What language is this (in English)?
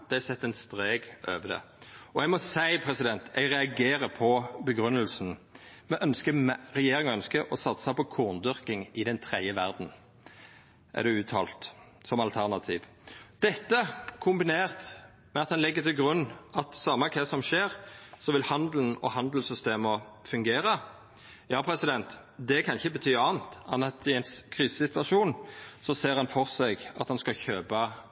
Norwegian Nynorsk